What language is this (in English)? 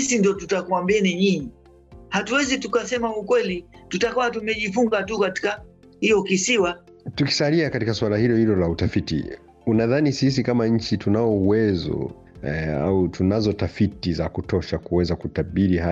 Swahili